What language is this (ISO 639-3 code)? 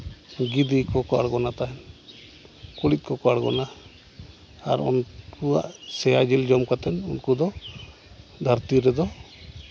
sat